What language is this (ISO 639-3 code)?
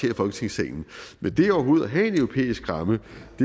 dan